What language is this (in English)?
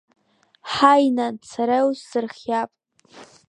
Abkhazian